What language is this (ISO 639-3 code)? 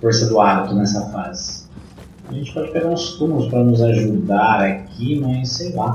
por